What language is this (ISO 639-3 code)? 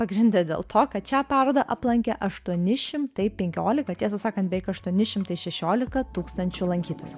lit